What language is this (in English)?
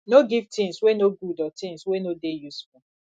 Nigerian Pidgin